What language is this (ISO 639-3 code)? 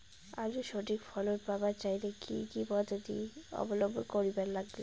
ben